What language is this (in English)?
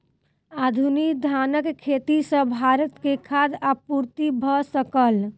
Maithili